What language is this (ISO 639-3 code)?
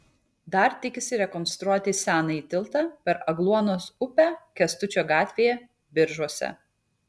lit